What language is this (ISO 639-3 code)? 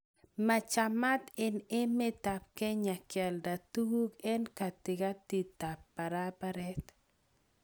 kln